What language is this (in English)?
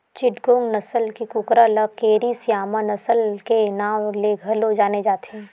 Chhattisgarhi